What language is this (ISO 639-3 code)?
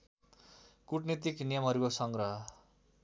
nep